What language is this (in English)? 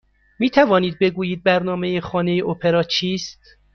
Persian